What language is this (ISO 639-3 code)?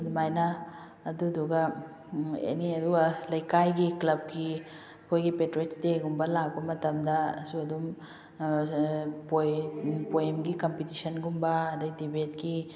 mni